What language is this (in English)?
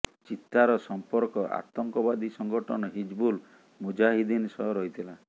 Odia